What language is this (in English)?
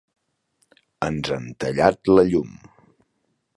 Catalan